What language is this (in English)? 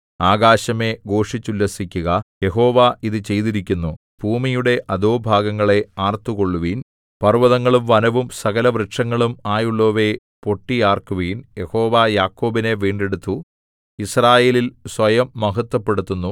Malayalam